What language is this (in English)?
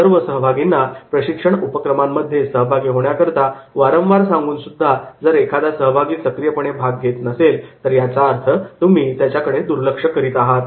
Marathi